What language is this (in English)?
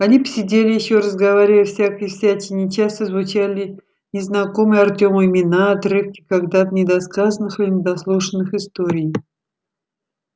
Russian